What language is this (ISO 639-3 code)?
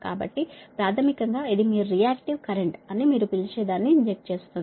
tel